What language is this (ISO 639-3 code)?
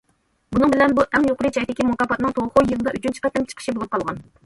uig